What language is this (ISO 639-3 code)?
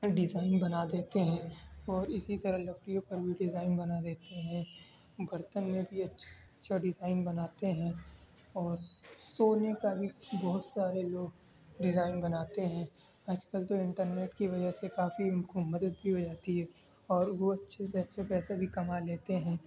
urd